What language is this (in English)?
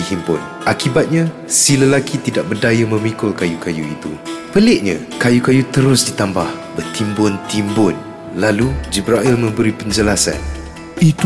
Malay